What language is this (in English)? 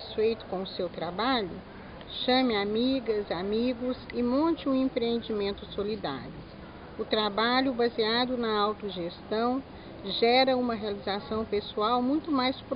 Portuguese